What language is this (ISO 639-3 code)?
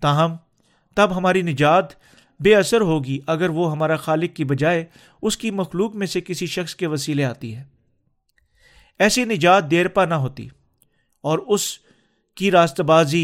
urd